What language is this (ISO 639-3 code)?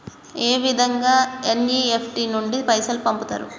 tel